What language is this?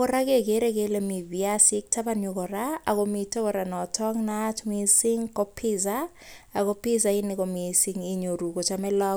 Kalenjin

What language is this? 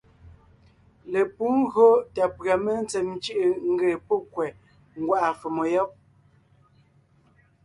Ngiemboon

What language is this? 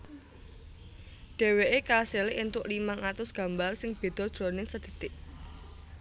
Javanese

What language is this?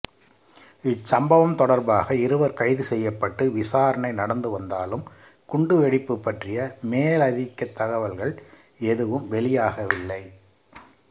Tamil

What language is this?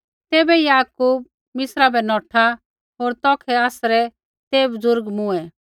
Kullu Pahari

